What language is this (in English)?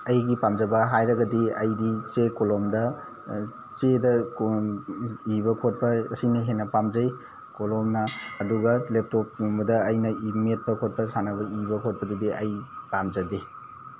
Manipuri